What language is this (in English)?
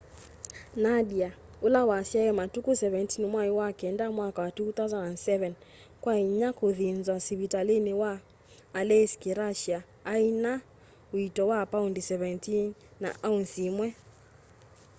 Kamba